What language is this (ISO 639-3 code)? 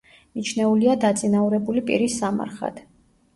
kat